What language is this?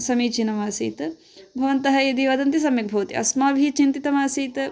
Sanskrit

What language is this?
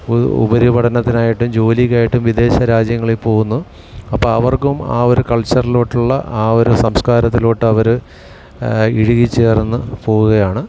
Malayalam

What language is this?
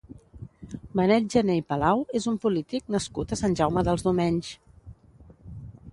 Catalan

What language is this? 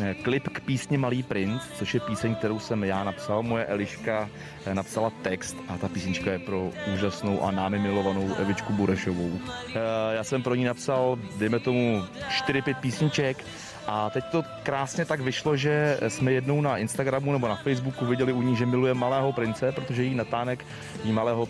Czech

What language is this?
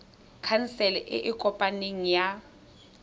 Tswana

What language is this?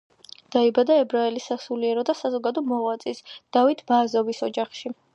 Georgian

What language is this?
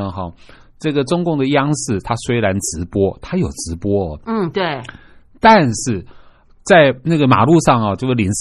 Chinese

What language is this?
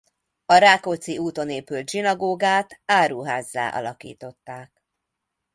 Hungarian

